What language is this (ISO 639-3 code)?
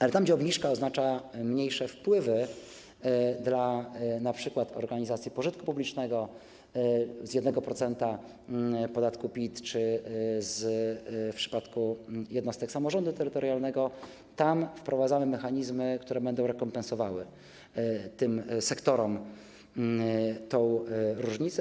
pol